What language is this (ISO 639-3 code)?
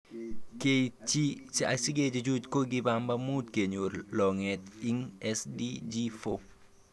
kln